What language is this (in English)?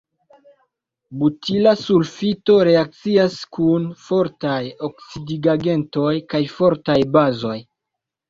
Esperanto